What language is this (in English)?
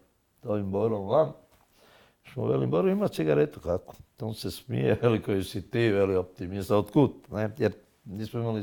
Croatian